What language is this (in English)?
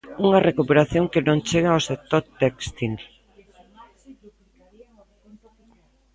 Galician